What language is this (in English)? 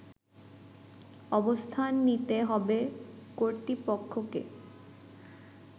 Bangla